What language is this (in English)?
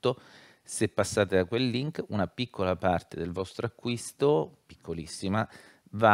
Italian